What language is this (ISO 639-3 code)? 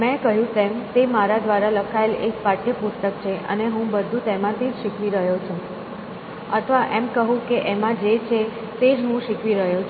guj